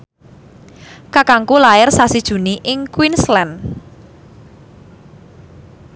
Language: Javanese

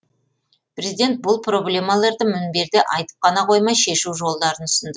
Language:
Kazakh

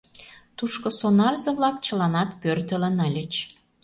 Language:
Mari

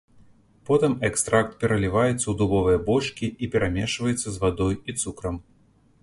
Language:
Belarusian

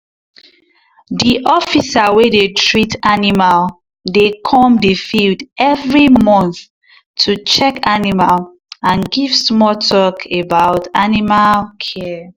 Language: Nigerian Pidgin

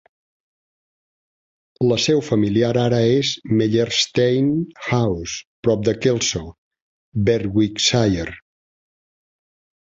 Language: Catalan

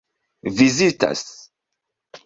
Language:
Esperanto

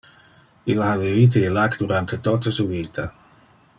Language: Interlingua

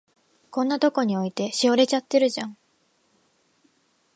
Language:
Japanese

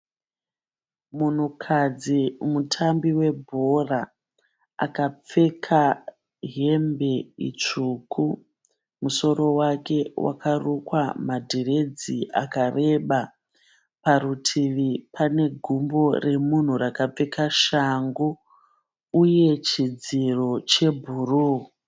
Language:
Shona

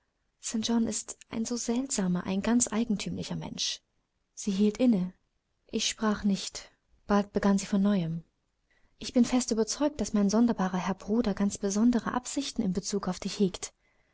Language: German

